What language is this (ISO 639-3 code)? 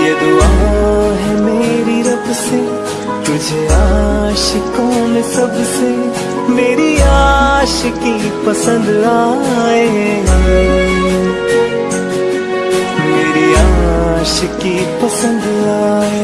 hin